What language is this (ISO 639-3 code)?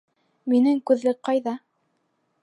bak